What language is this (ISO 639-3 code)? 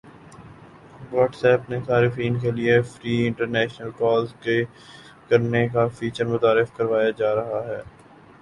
urd